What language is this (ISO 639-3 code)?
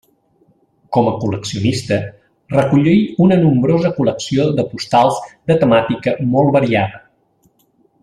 cat